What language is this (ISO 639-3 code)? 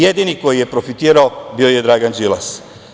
srp